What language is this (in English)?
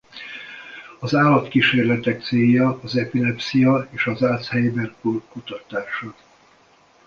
Hungarian